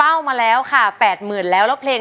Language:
Thai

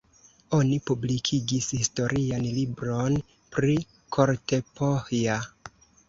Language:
Esperanto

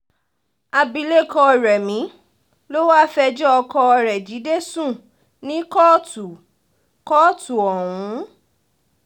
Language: Yoruba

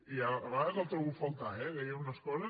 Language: Catalan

